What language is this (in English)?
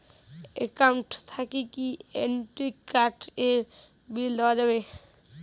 Bangla